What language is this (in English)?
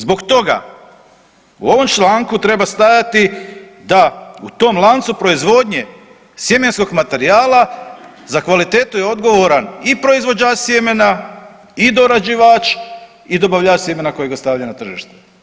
Croatian